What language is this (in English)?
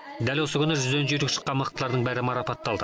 Kazakh